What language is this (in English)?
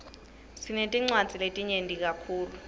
Swati